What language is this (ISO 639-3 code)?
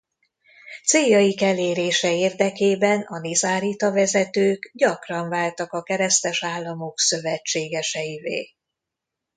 hun